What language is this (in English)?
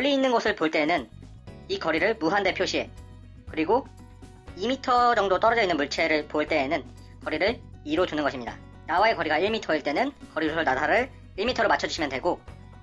Korean